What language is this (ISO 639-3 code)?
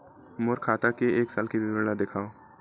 hne